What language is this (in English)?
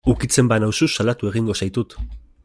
Basque